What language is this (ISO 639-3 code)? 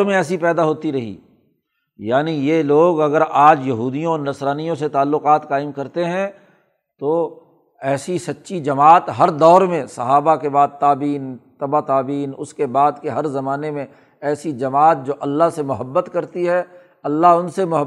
urd